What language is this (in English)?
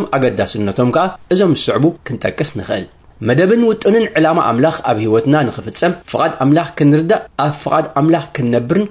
Arabic